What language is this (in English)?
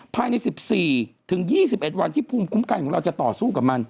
Thai